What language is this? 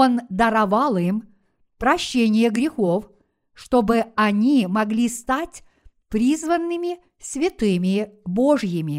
Russian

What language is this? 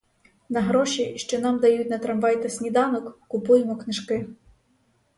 Ukrainian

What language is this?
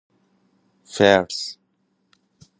Persian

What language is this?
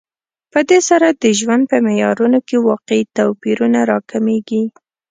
Pashto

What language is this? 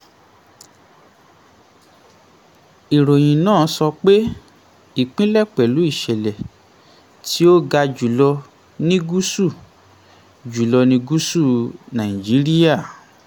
Yoruba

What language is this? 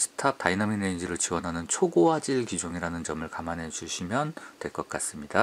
Korean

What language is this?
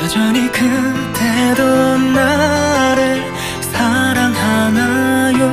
Korean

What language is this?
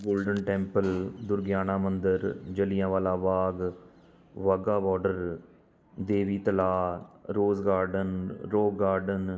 Punjabi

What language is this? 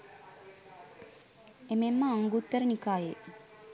Sinhala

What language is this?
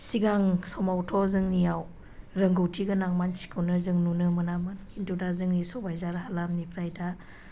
Bodo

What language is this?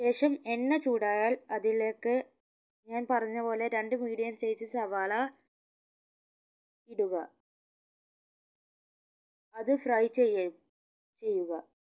Malayalam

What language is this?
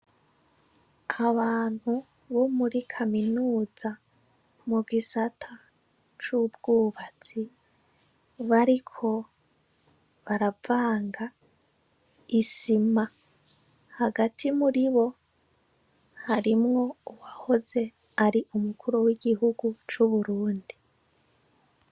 Rundi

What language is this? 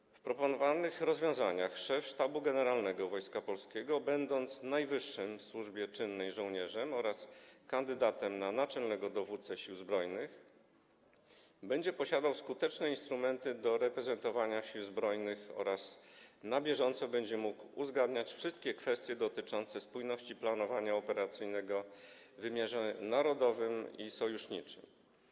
Polish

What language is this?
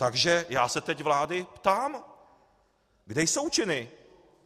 Czech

